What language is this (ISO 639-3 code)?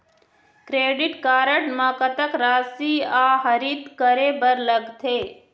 hne